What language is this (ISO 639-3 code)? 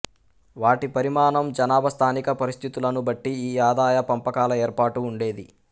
tel